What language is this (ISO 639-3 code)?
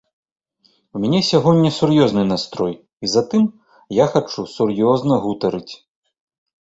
bel